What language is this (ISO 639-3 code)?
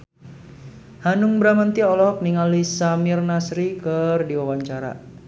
sun